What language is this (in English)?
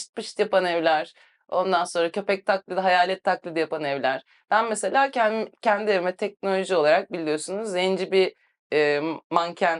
Turkish